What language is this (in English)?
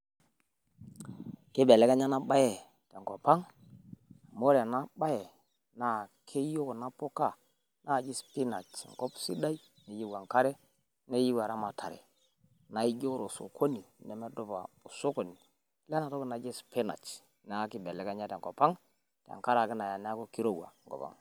Masai